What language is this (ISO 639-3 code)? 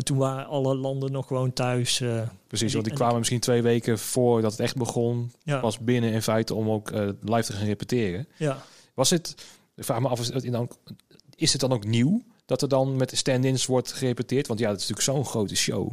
nld